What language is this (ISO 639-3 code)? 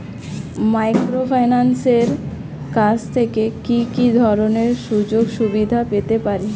ben